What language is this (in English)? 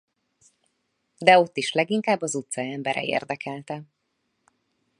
Hungarian